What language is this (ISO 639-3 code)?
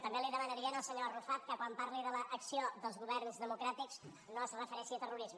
cat